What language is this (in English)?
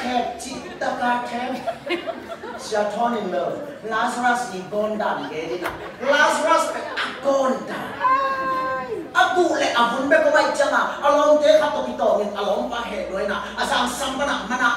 Thai